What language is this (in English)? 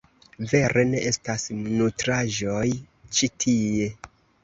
Esperanto